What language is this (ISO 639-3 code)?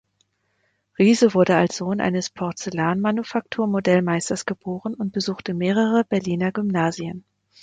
deu